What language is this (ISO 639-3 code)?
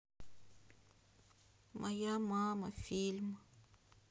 rus